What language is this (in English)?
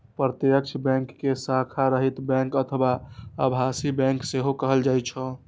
Maithili